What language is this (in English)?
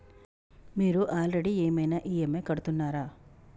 Telugu